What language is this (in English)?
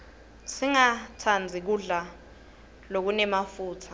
Swati